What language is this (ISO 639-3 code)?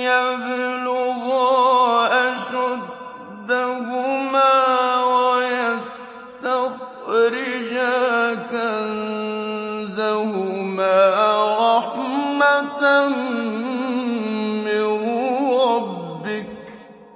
ara